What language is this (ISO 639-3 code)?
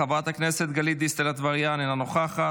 heb